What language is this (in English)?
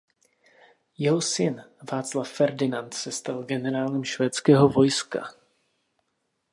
Czech